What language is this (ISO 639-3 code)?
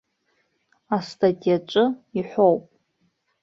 abk